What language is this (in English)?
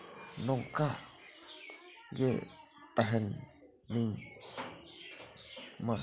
Santali